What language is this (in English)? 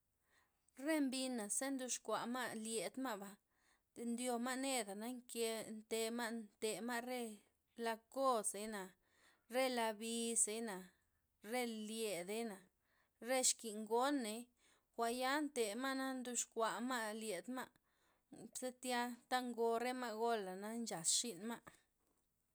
Loxicha Zapotec